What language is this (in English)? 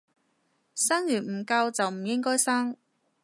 Cantonese